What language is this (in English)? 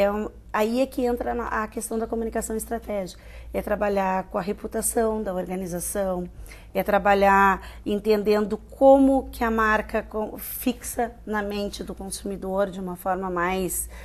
Portuguese